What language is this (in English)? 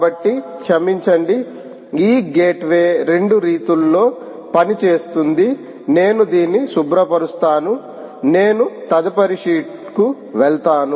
Telugu